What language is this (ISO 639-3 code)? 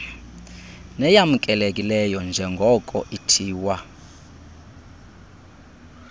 xho